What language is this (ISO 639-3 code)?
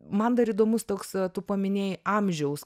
lit